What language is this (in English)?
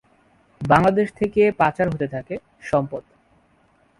Bangla